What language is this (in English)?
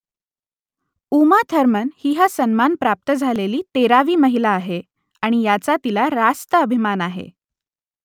Marathi